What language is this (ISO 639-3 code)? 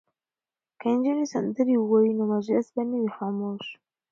pus